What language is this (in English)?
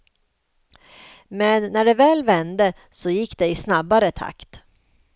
Swedish